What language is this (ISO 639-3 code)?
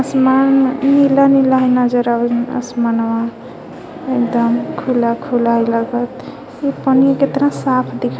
mag